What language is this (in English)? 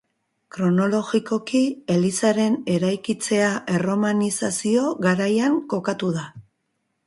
Basque